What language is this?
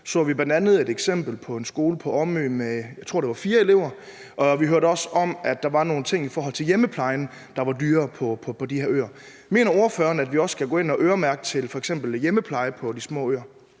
Danish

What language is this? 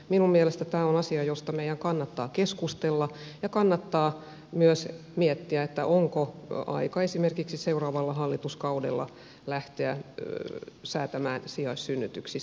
Finnish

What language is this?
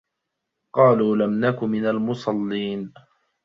Arabic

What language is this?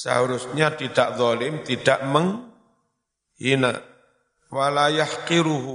Indonesian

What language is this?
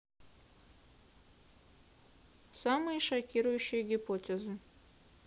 Russian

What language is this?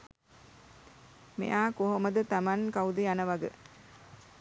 Sinhala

